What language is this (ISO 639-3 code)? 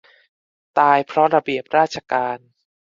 tha